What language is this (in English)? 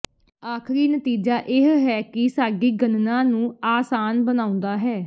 Punjabi